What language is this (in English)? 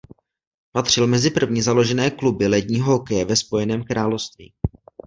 Czech